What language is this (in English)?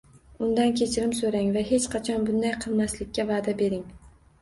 Uzbek